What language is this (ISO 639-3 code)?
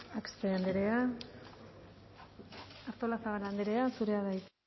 eus